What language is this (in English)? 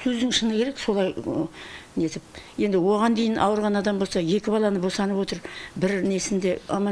Turkish